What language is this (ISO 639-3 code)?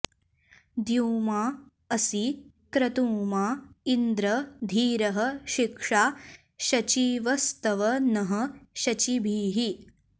san